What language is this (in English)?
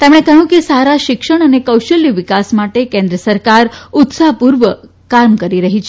Gujarati